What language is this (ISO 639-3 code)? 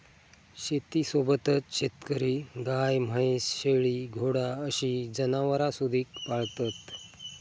mar